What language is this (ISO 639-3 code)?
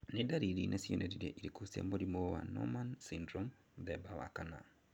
kik